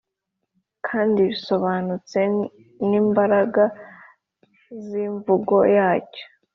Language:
Kinyarwanda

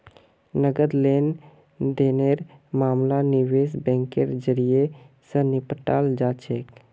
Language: Magahi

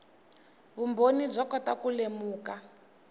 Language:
Tsonga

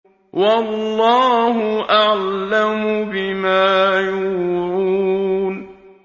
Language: Arabic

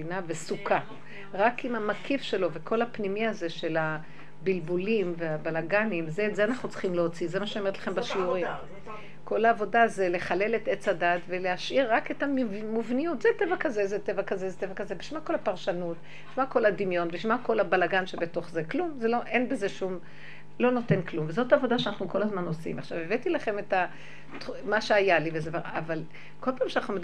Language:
Hebrew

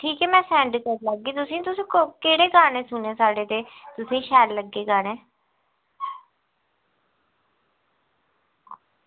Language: Dogri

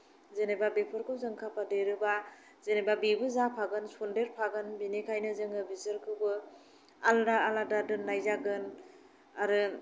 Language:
Bodo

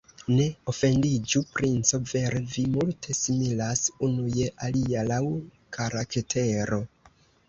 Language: Esperanto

